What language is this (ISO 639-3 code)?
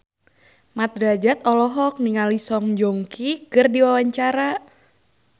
sun